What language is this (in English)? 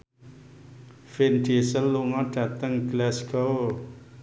Javanese